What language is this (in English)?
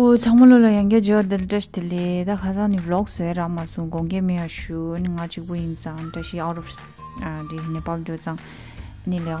English